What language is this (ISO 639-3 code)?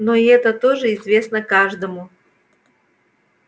rus